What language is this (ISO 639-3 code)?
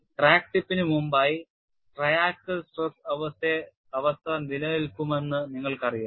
mal